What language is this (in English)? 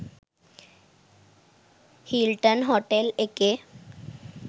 Sinhala